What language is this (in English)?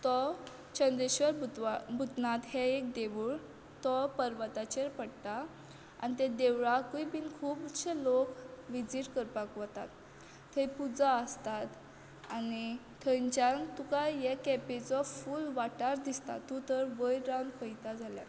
Konkani